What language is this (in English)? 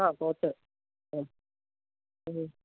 Malayalam